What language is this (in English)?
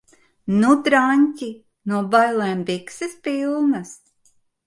Latvian